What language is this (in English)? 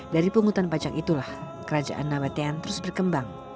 Indonesian